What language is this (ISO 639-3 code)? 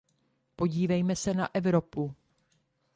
ces